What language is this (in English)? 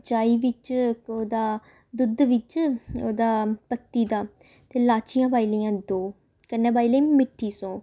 Dogri